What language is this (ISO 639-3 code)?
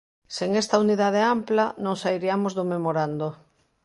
glg